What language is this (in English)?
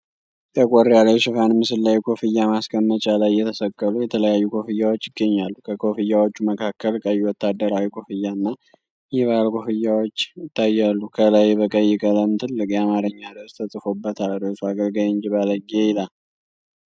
Amharic